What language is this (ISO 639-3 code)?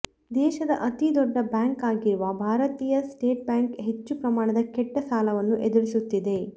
kan